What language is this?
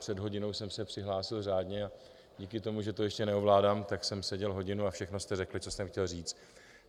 Czech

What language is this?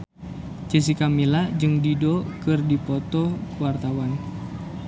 Sundanese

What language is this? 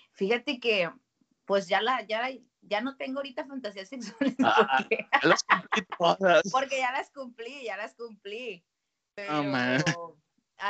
Spanish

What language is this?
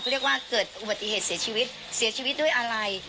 Thai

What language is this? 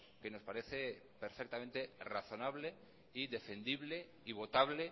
Spanish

